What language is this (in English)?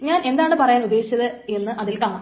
Malayalam